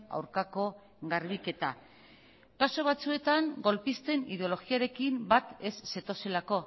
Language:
Basque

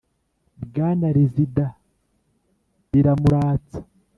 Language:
Kinyarwanda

